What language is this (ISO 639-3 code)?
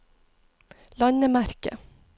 nor